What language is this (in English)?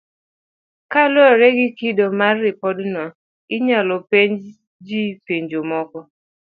Luo (Kenya and Tanzania)